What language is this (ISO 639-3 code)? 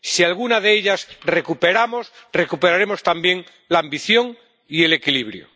spa